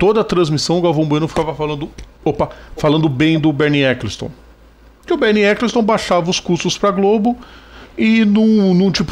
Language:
Portuguese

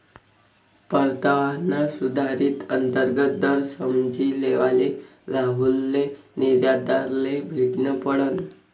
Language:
Marathi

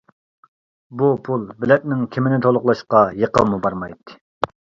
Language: Uyghur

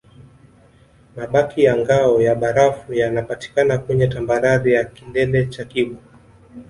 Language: Swahili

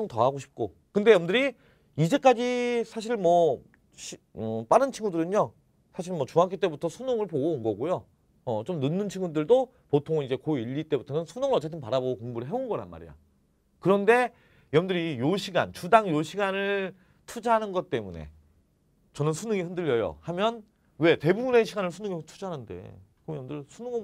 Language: Korean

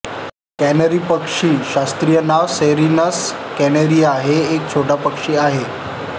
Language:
Marathi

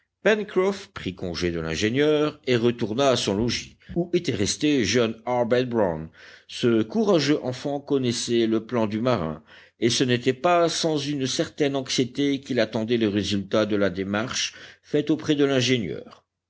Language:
French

